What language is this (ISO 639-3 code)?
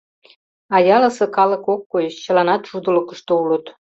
chm